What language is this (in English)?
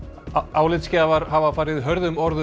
Icelandic